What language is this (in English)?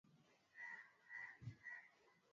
Swahili